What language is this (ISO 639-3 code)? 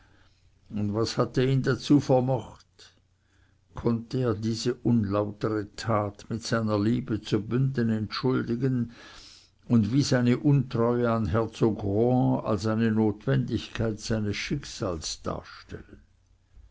deu